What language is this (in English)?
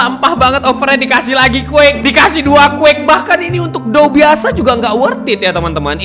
Indonesian